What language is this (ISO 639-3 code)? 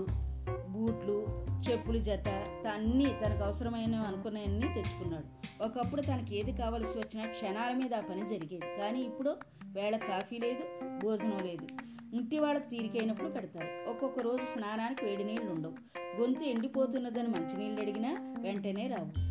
tel